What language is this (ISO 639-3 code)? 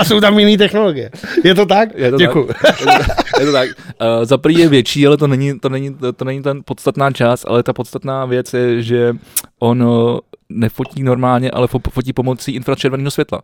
ces